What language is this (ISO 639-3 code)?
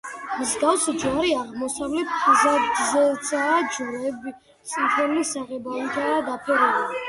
kat